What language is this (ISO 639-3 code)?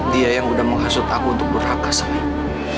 ind